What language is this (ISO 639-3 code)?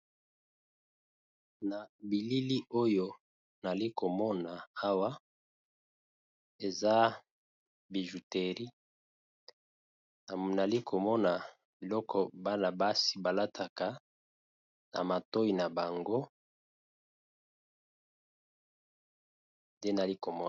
lin